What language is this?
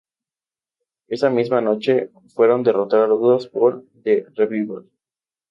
Spanish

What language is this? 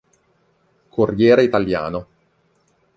Italian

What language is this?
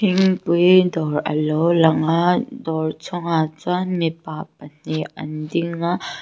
Mizo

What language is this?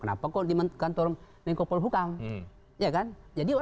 Indonesian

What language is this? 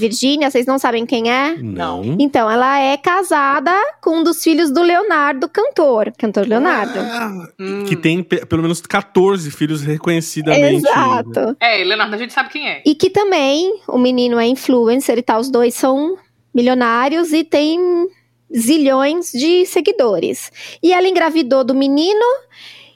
Portuguese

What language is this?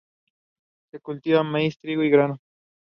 English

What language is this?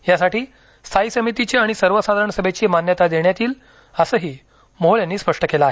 Marathi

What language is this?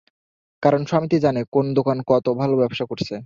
Bangla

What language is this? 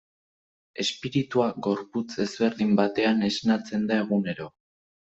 Basque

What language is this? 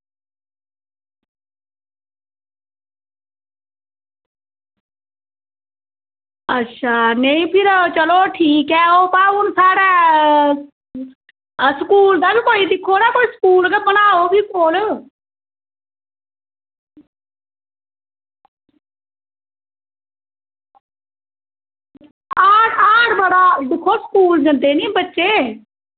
Dogri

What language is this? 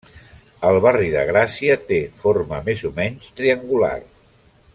Catalan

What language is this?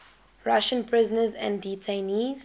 English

